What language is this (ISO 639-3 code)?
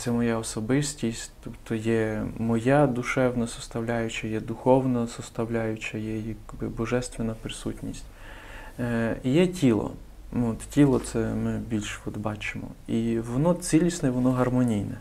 ukr